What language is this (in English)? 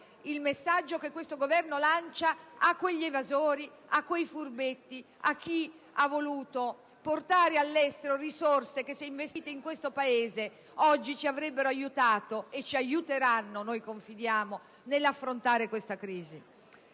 Italian